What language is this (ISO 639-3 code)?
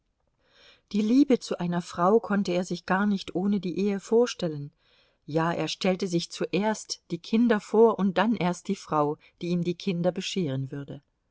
deu